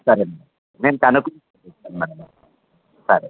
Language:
Telugu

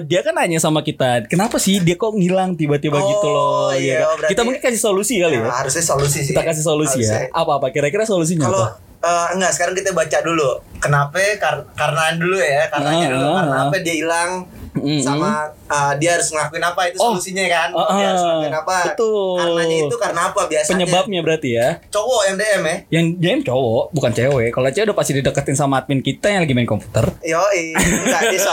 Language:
Indonesian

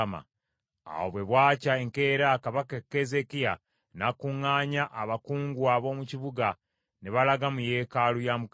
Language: Ganda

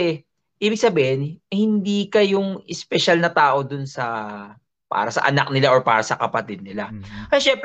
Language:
Filipino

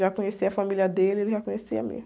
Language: Portuguese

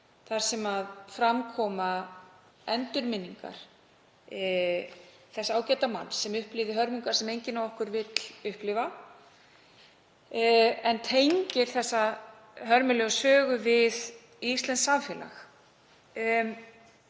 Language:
Icelandic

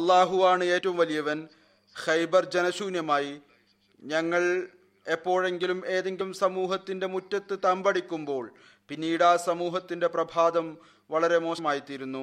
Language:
Malayalam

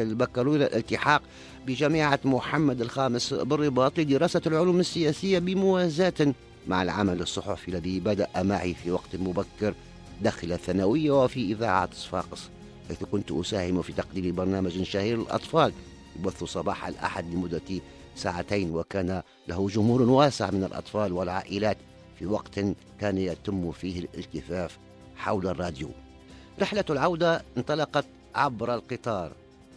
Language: Arabic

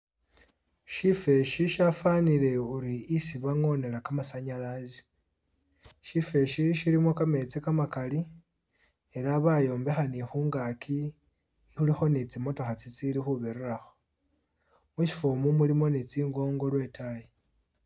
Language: Masaaba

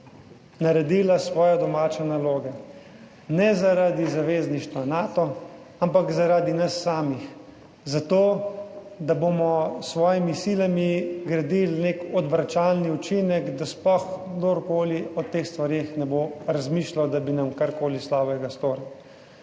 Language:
Slovenian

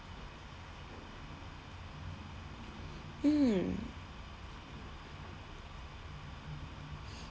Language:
English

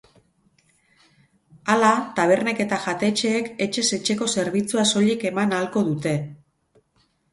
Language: Basque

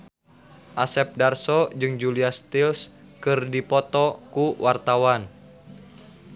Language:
Sundanese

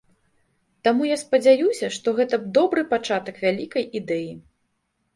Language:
Belarusian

